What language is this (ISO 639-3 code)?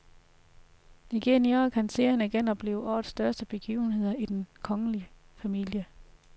dan